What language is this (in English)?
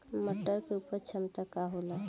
Bhojpuri